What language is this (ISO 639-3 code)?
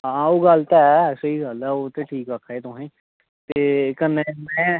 doi